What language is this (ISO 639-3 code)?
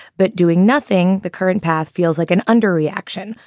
eng